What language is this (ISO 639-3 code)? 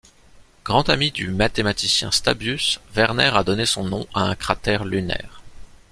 fra